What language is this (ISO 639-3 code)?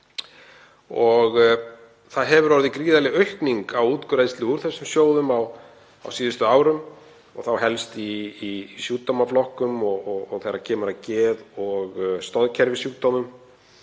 isl